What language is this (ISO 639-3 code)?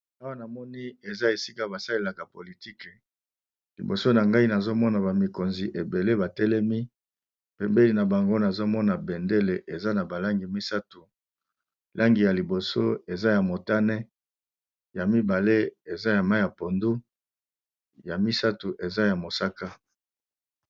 lin